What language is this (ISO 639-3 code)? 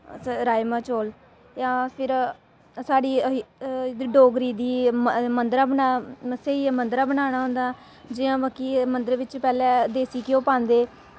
doi